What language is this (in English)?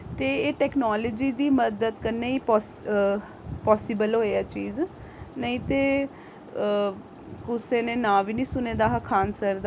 Dogri